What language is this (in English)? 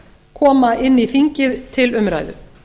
Icelandic